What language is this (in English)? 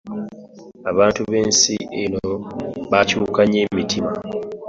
Ganda